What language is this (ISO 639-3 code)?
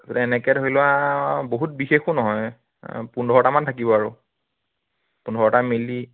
asm